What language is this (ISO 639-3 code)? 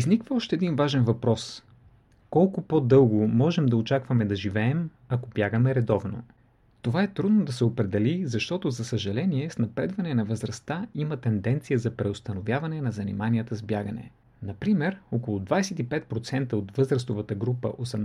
bul